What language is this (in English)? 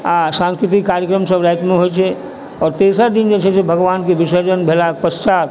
Maithili